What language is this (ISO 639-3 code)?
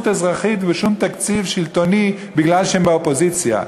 heb